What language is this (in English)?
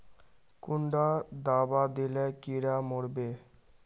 Magahi